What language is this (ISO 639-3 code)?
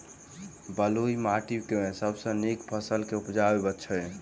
mai